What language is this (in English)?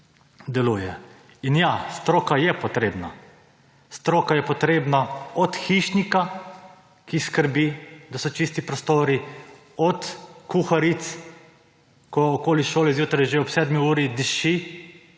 Slovenian